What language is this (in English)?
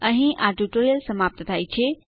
Gujarati